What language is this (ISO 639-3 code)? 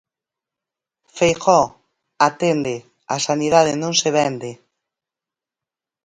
glg